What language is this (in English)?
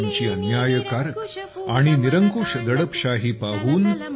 Marathi